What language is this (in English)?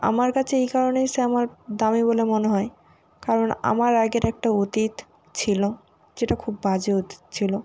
Bangla